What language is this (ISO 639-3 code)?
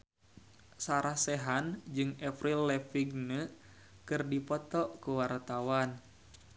sun